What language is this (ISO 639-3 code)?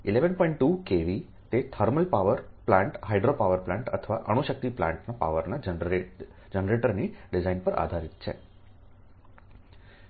guj